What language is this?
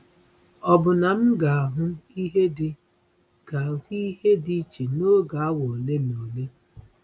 Igbo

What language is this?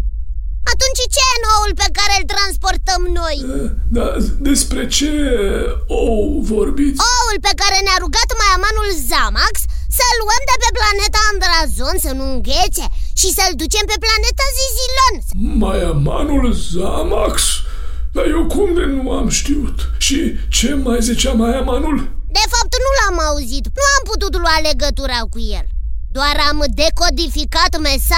Romanian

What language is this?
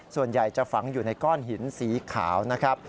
Thai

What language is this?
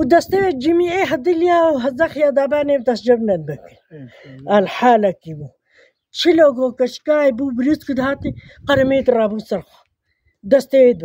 Arabic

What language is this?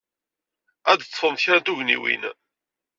Kabyle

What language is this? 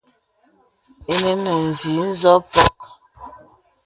Bebele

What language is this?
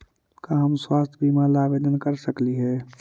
Magahi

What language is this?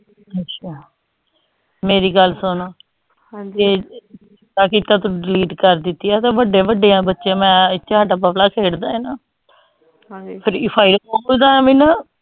Punjabi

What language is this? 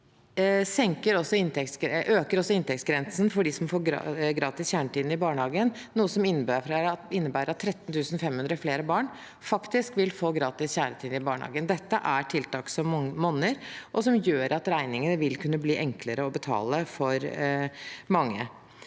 Norwegian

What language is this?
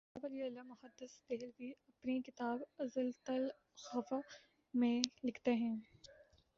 Urdu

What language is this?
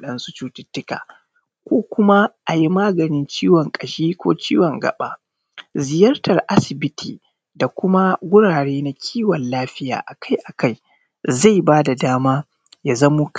Hausa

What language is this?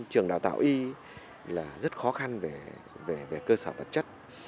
Vietnamese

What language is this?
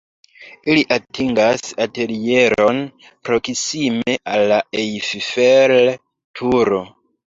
Esperanto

